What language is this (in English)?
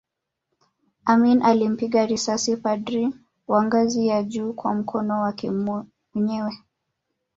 Swahili